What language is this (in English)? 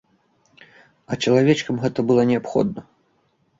Belarusian